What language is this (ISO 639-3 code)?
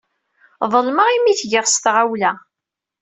kab